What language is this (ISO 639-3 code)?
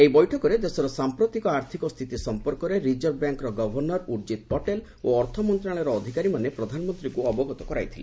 ori